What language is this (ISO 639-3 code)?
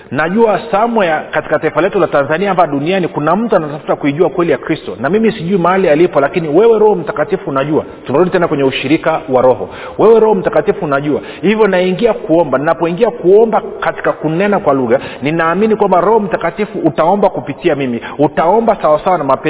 swa